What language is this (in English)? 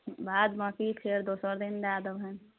Maithili